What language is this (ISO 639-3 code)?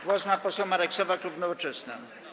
pol